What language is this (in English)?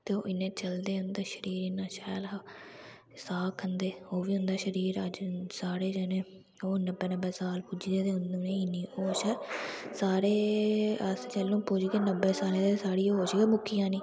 Dogri